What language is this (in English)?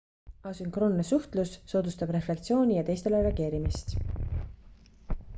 Estonian